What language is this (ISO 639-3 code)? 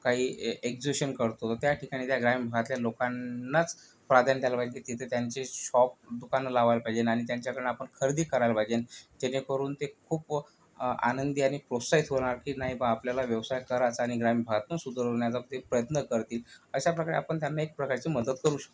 mar